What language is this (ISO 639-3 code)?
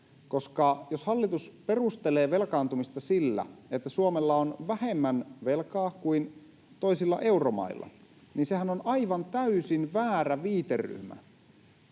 fin